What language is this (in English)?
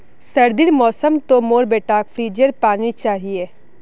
Magahi